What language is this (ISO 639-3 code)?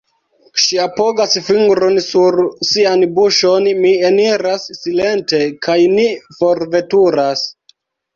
epo